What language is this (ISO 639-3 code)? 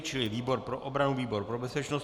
ces